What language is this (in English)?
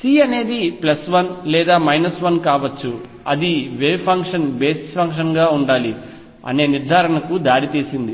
Telugu